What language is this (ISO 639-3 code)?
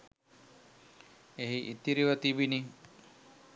sin